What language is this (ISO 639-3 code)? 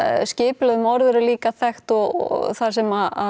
isl